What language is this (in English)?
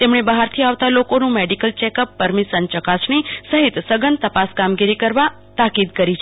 Gujarati